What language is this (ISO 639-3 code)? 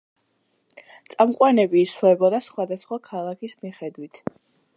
kat